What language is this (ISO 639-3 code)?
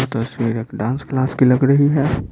hin